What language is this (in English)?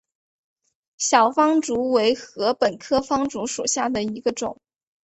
Chinese